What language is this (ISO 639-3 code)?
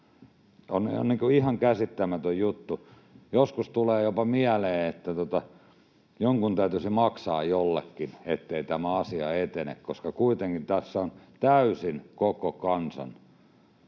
fin